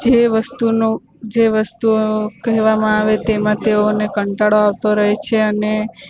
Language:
Gujarati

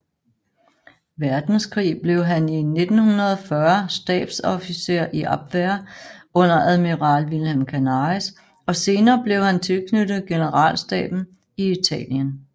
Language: Danish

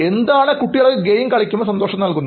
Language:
Malayalam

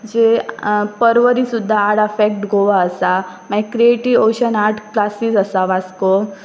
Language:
Konkani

